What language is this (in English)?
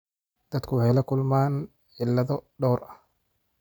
Somali